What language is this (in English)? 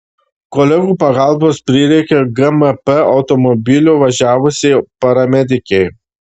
Lithuanian